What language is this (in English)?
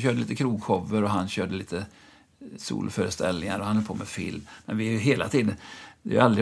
Swedish